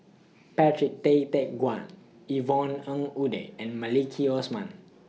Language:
English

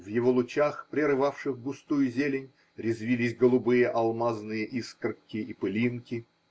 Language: Russian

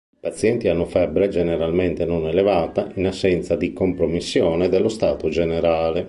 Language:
Italian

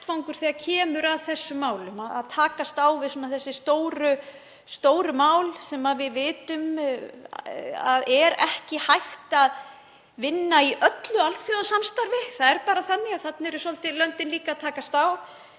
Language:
Icelandic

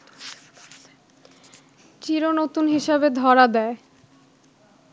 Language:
Bangla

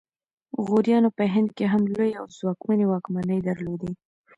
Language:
Pashto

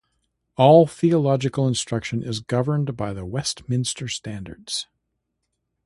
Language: English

